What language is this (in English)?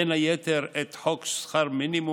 Hebrew